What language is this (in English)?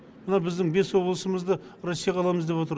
Kazakh